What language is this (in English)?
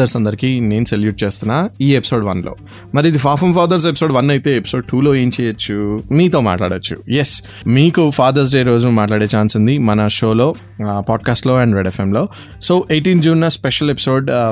Telugu